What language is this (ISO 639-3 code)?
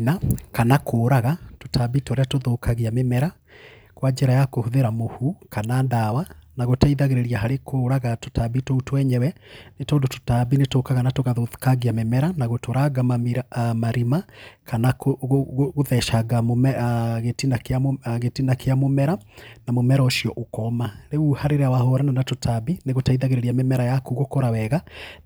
kik